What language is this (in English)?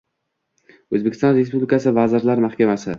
Uzbek